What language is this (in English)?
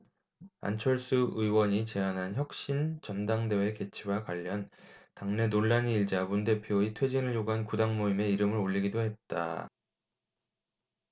Korean